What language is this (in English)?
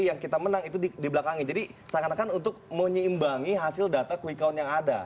Indonesian